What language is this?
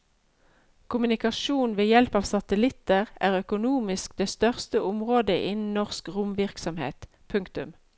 Norwegian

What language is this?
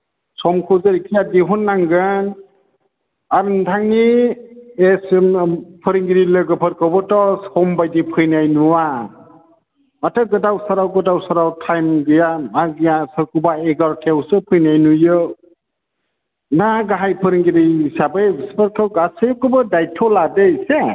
Bodo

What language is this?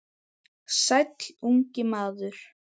Icelandic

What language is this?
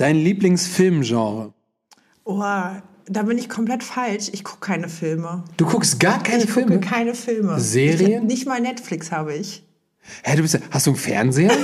German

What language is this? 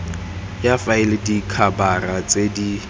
Tswana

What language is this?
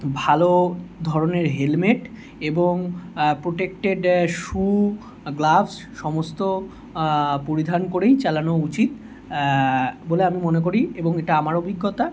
Bangla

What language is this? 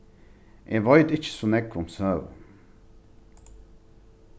Faroese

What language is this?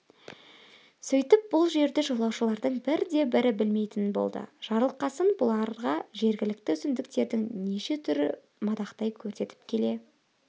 Kazakh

